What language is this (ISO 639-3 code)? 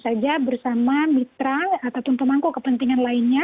ind